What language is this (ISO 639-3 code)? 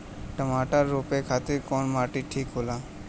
bho